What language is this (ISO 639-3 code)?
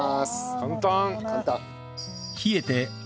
jpn